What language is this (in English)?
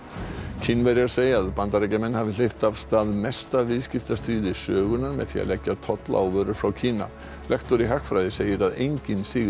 Icelandic